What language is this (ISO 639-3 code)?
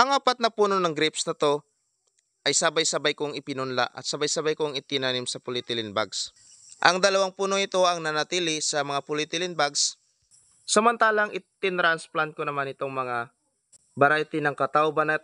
fil